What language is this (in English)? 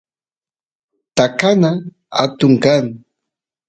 Santiago del Estero Quichua